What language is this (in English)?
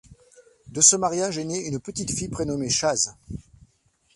French